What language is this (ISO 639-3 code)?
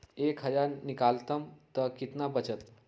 mag